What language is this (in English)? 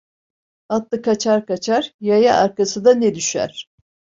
Turkish